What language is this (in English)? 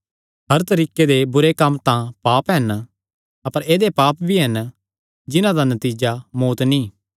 Kangri